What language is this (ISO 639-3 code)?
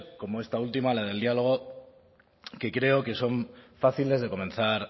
spa